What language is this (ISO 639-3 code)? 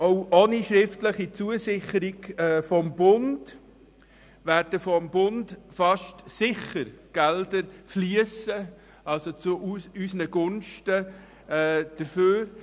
gsw